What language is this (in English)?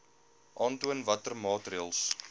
Afrikaans